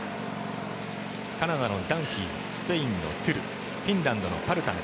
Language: Japanese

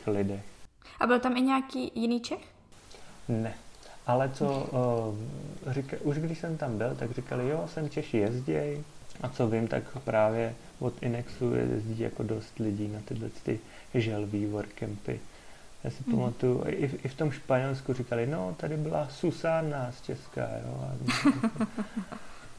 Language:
Czech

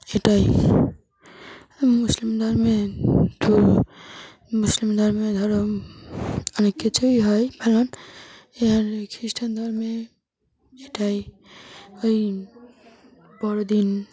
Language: Bangla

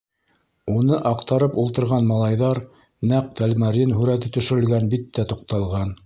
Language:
Bashkir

